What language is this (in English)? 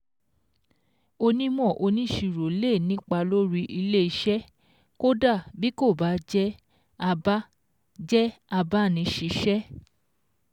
Yoruba